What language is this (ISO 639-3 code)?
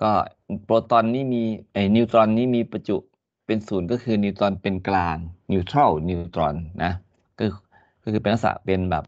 tha